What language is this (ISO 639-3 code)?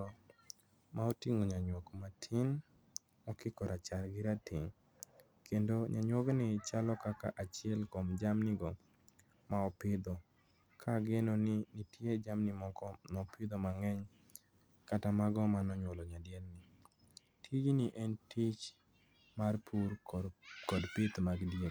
luo